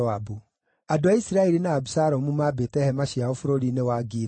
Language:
Kikuyu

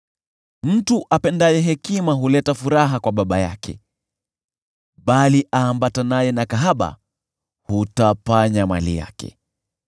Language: Swahili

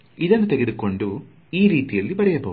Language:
Kannada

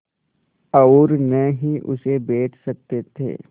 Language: Hindi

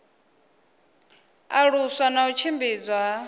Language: Venda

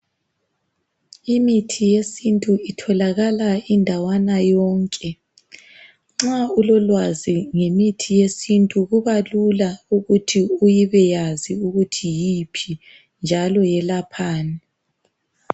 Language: North Ndebele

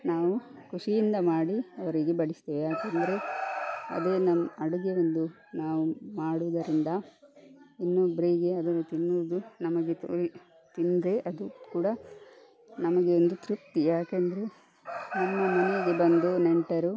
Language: Kannada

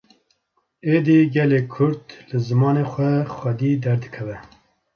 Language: Kurdish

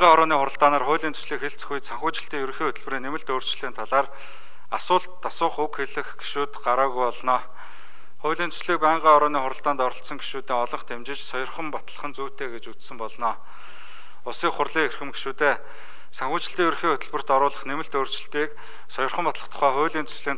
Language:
Dutch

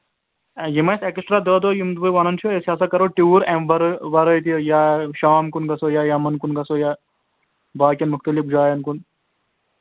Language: Kashmiri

